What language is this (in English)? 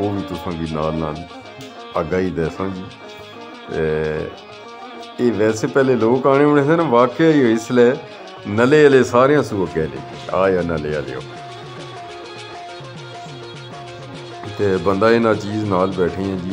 Punjabi